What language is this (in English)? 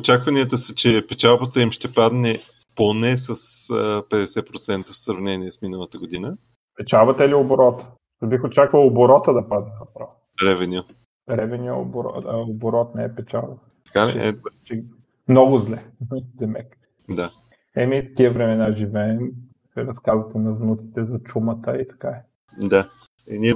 Bulgarian